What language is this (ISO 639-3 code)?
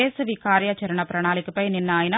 tel